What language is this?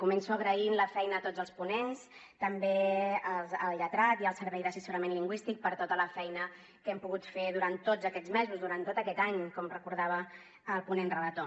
Catalan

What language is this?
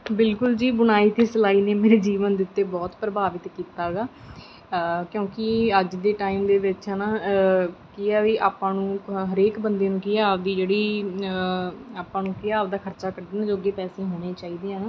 Punjabi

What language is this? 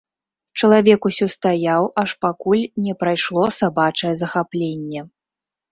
Belarusian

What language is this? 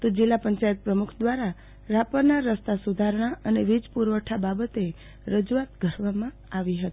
Gujarati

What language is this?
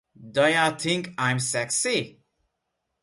Hungarian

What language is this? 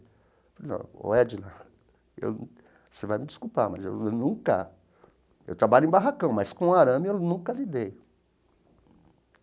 Portuguese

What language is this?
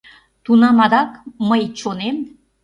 Mari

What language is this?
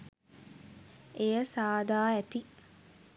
Sinhala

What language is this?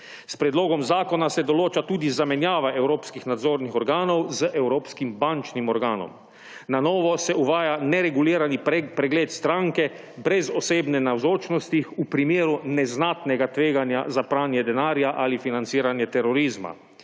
Slovenian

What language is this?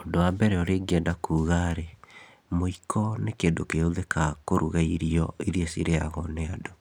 Kikuyu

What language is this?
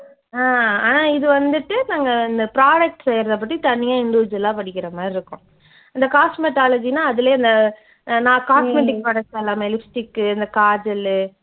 Tamil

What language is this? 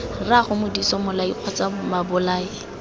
Tswana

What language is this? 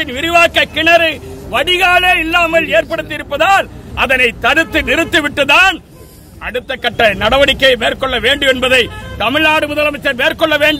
Romanian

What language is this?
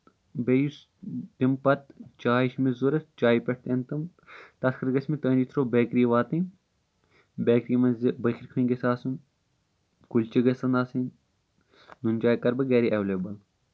Kashmiri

